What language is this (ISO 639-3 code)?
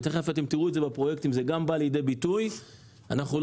heb